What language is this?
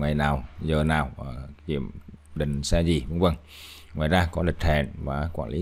Vietnamese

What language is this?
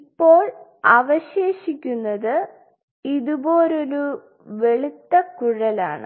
Malayalam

